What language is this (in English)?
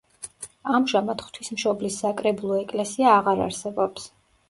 Georgian